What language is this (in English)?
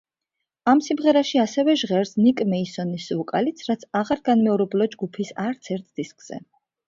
Georgian